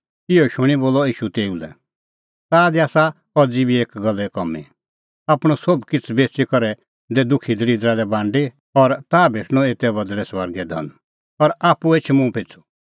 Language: Kullu Pahari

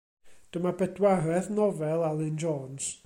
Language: Welsh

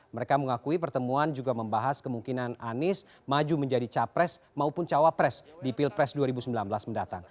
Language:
Indonesian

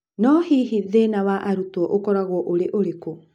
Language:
Kikuyu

